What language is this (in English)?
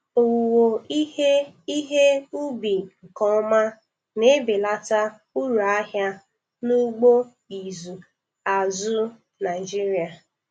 Igbo